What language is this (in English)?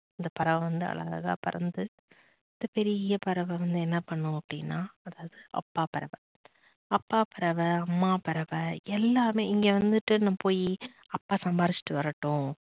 Tamil